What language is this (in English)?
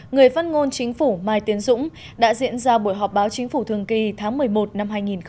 Vietnamese